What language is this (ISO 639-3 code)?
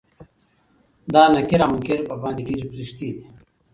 pus